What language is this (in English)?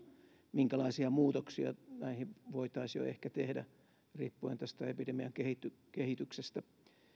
Finnish